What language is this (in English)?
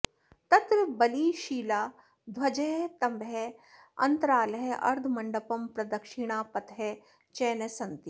Sanskrit